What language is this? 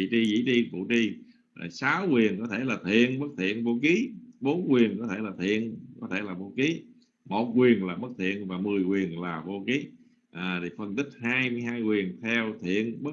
Vietnamese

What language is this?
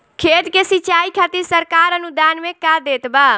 Bhojpuri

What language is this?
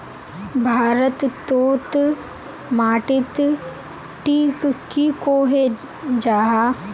Magahi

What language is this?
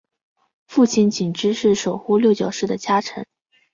Chinese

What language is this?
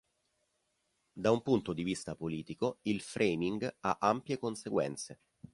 Italian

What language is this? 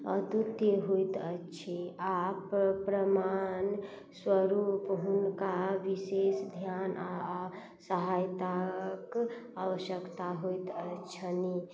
Maithili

